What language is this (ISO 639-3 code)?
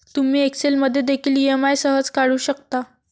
mar